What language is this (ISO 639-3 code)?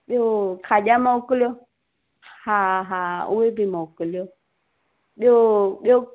snd